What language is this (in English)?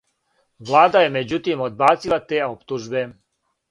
Serbian